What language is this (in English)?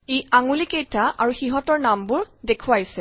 Assamese